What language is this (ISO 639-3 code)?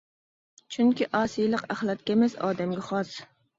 uig